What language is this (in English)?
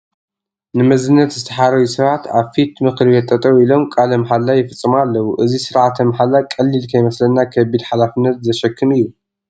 Tigrinya